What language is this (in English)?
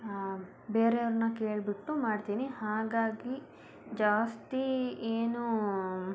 Kannada